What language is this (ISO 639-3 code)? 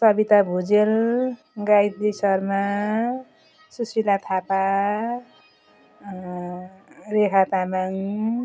nep